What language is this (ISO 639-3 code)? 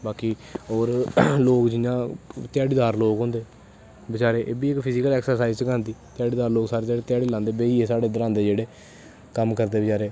doi